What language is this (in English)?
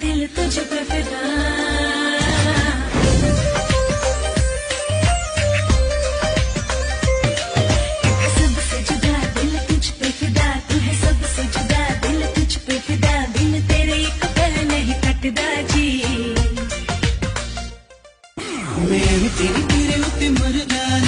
Arabic